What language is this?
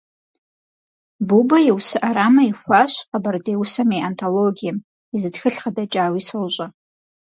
Kabardian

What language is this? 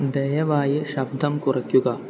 Malayalam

